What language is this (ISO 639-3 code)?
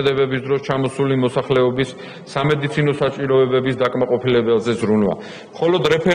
ron